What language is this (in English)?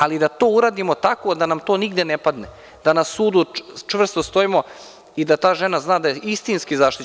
Serbian